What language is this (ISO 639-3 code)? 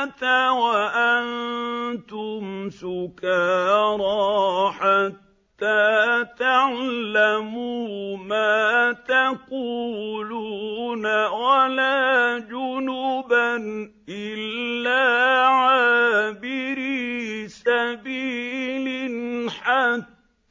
ara